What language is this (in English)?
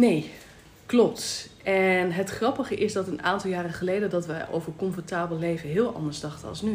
Dutch